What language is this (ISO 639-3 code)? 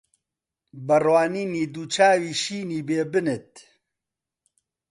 ckb